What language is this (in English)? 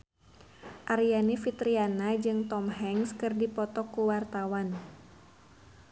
Sundanese